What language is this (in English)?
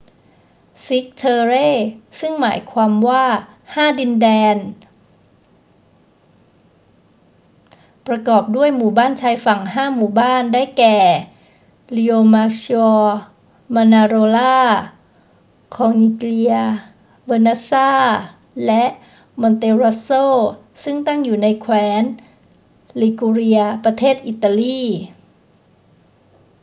Thai